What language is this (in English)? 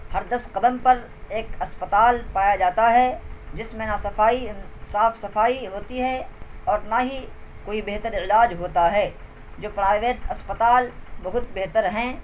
Urdu